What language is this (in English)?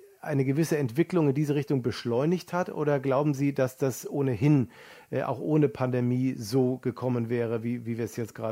German